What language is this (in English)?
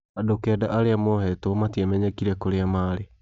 Kikuyu